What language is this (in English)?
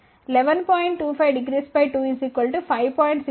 Telugu